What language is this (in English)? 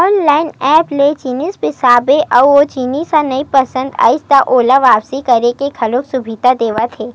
Chhattisgarhi